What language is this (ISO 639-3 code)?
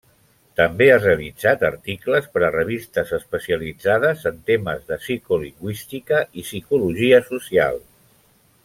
cat